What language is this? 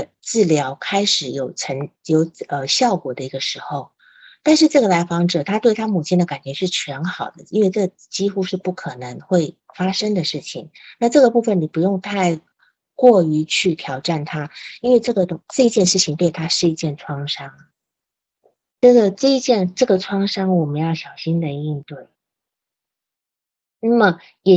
Chinese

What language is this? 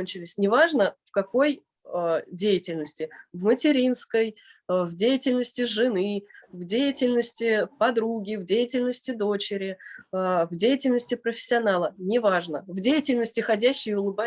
Russian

